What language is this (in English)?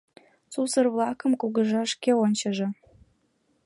Mari